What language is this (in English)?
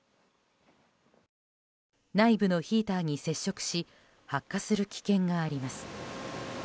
Japanese